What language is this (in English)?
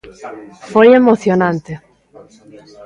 Galician